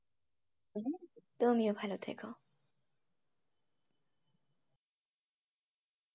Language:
Bangla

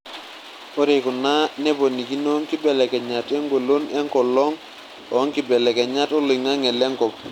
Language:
Masai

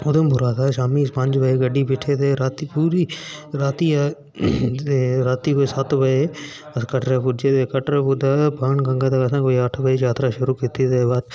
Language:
Dogri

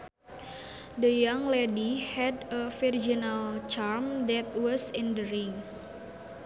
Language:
Sundanese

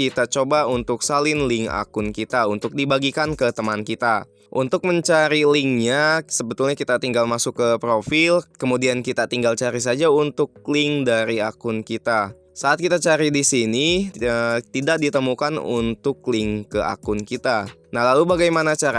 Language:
Indonesian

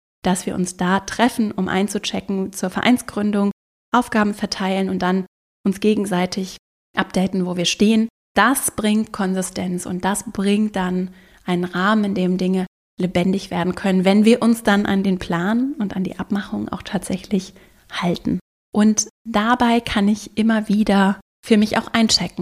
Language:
German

